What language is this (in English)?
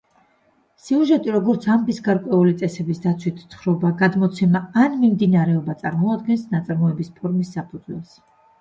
Georgian